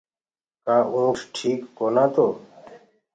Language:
Gurgula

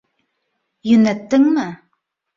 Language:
Bashkir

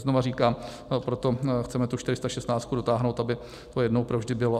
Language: Czech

